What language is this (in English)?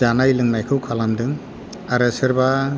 Bodo